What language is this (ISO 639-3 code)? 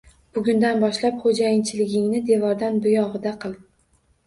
uzb